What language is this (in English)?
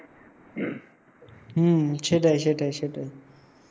Bangla